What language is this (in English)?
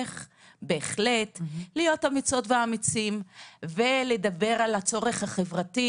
Hebrew